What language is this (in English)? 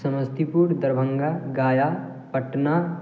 Maithili